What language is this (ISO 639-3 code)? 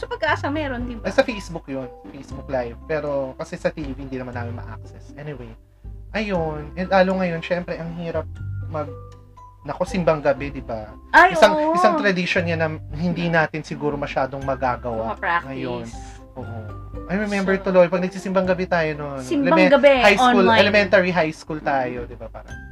fil